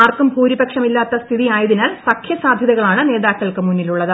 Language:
Malayalam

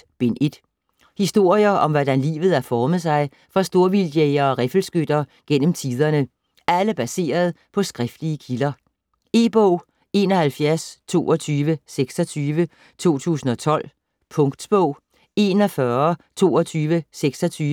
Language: Danish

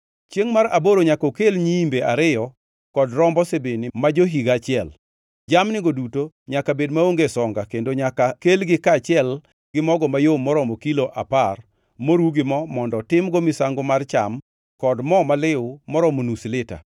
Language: Luo (Kenya and Tanzania)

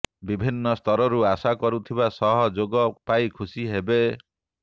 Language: Odia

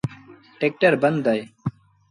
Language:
Sindhi Bhil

